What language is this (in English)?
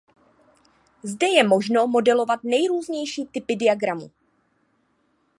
Czech